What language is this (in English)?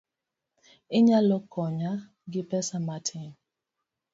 Luo (Kenya and Tanzania)